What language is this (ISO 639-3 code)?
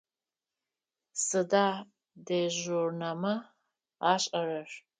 ady